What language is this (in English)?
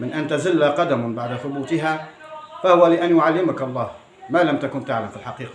Arabic